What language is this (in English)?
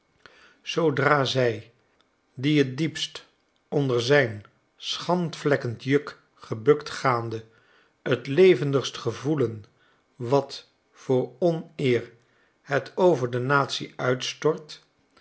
Dutch